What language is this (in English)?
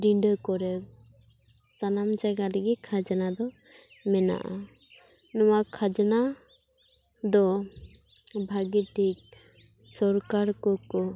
Santali